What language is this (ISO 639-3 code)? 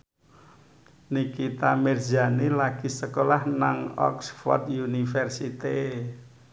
jav